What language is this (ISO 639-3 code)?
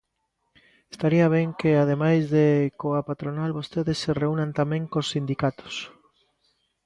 glg